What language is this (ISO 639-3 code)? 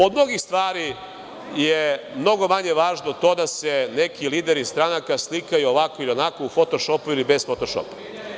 srp